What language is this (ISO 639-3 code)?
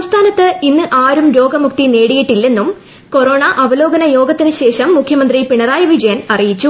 mal